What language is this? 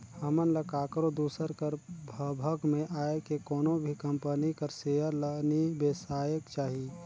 Chhattisgarhi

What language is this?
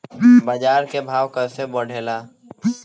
Bhojpuri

